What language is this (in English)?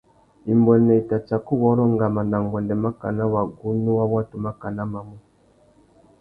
Tuki